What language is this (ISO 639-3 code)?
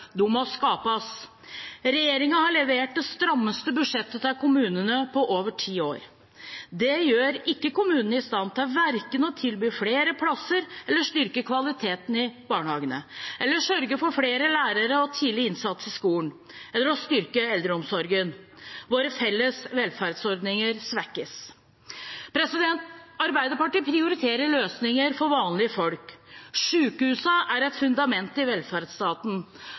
nob